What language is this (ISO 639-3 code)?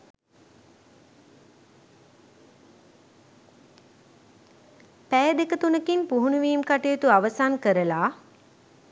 sin